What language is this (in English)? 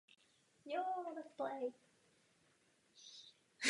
Czech